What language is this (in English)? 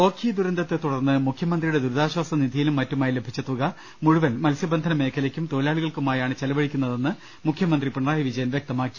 Malayalam